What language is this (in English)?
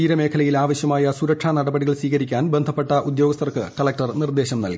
Malayalam